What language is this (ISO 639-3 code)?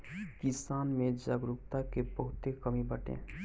bho